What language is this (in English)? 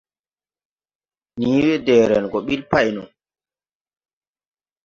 Tupuri